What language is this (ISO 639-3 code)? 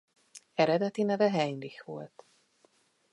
hun